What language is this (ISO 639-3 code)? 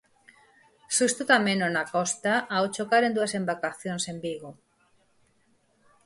glg